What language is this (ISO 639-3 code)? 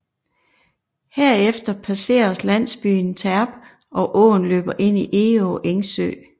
dan